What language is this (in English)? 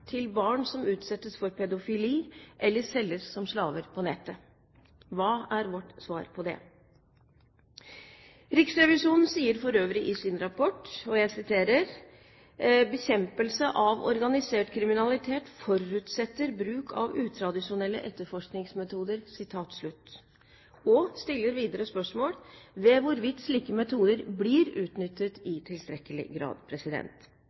Norwegian Bokmål